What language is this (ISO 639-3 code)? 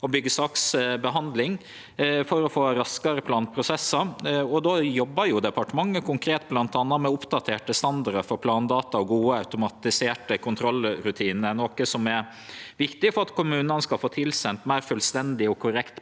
nor